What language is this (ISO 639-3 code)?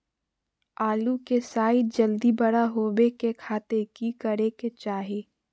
mag